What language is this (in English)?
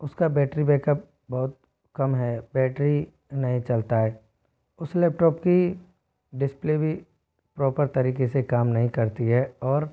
Hindi